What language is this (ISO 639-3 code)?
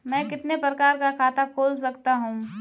hin